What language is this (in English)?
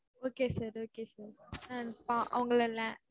Tamil